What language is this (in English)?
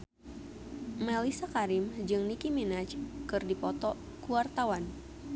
Sundanese